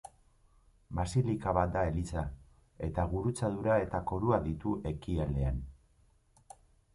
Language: Basque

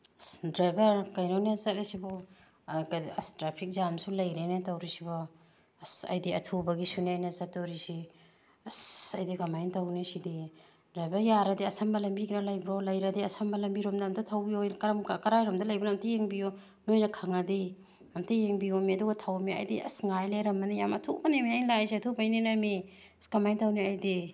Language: Manipuri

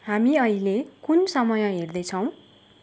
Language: Nepali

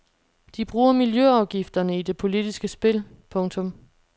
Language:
Danish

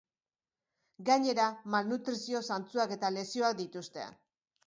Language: Basque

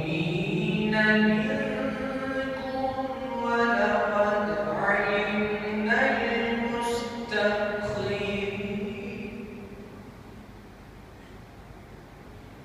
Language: Arabic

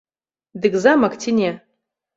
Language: Belarusian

